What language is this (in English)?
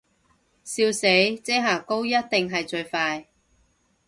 Cantonese